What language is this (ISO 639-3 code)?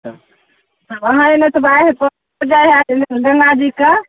mai